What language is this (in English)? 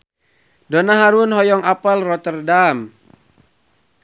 Sundanese